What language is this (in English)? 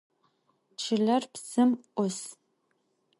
Adyghe